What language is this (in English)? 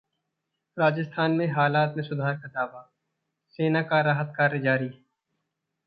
Hindi